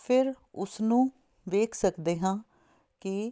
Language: Punjabi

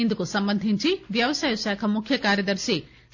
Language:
Telugu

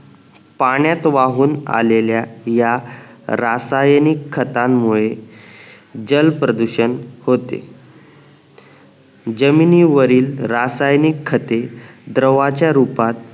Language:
Marathi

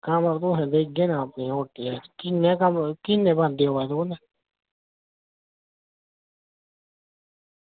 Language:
Dogri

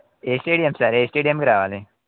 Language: Telugu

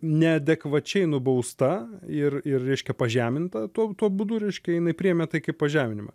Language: Lithuanian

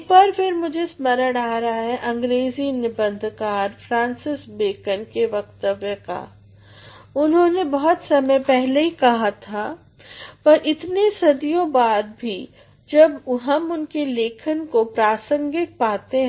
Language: Hindi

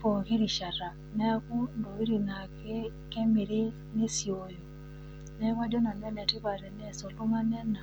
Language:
Masai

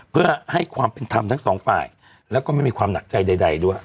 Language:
Thai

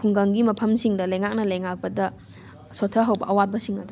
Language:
Manipuri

